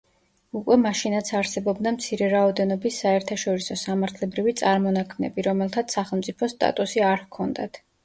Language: Georgian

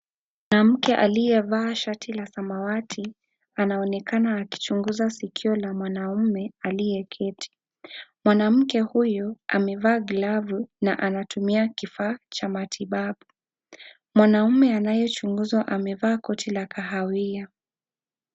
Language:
Swahili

